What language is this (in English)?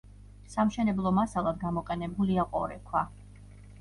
Georgian